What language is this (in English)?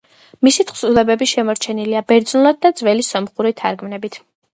Georgian